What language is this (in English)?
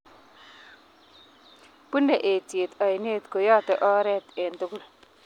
Kalenjin